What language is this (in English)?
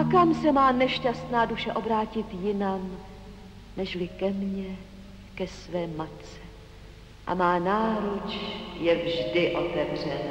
Czech